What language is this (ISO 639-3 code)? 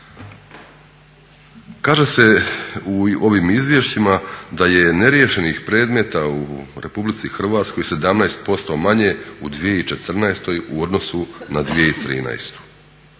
hrv